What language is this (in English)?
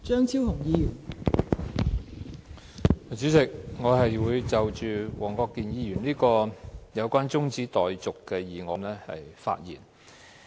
Cantonese